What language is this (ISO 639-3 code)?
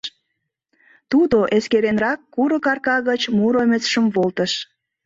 chm